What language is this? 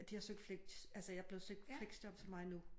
Danish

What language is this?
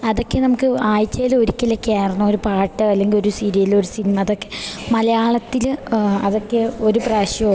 Malayalam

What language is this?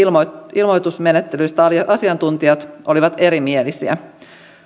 Finnish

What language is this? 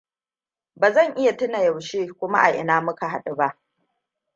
Hausa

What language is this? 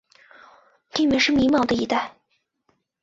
Chinese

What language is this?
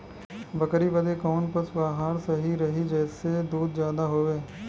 Bhojpuri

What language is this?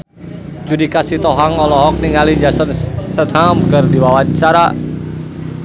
Sundanese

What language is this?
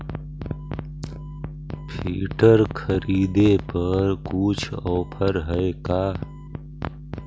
Magahi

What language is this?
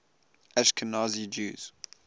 English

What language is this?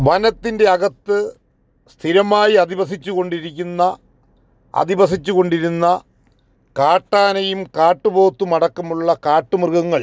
Malayalam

